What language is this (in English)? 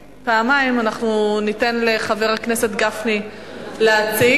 Hebrew